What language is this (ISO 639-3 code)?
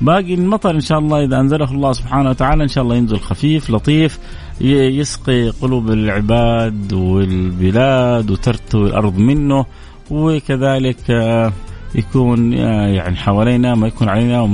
ara